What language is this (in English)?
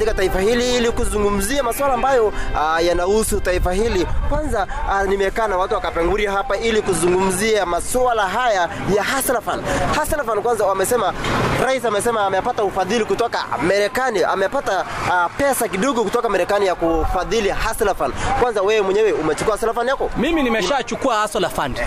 Swahili